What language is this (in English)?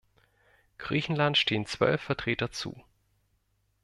German